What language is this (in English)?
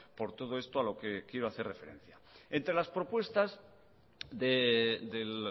Spanish